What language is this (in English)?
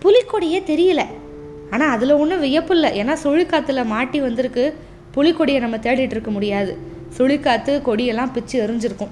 Tamil